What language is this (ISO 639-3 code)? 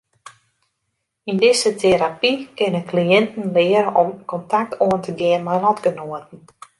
fry